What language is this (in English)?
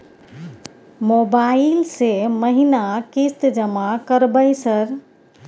Maithili